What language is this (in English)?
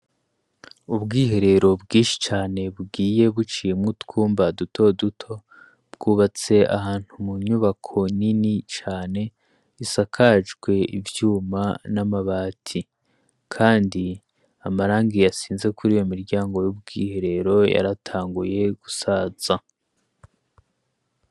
Rundi